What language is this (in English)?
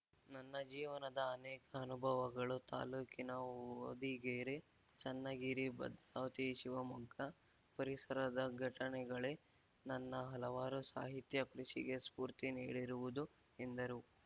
Kannada